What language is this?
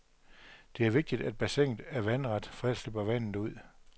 Danish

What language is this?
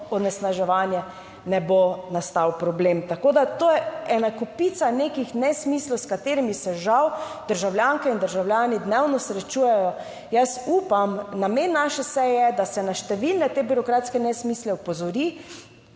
Slovenian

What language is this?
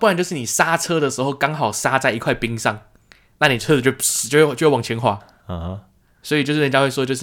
Chinese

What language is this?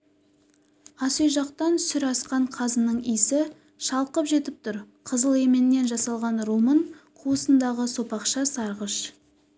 Kazakh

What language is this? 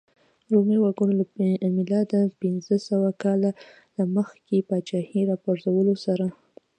Pashto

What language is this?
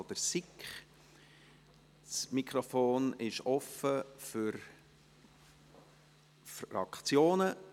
Swiss German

